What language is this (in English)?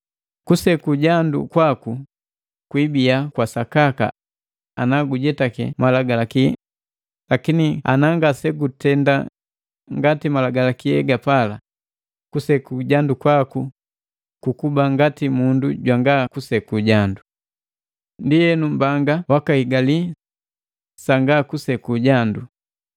Matengo